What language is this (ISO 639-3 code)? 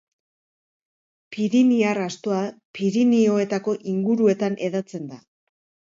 eus